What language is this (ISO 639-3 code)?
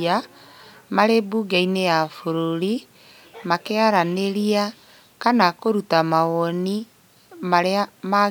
kik